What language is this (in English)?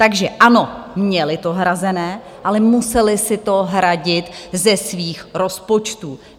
Czech